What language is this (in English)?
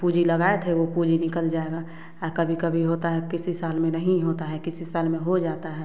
Hindi